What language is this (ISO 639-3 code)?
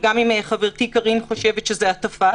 heb